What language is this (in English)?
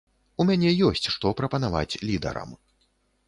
Belarusian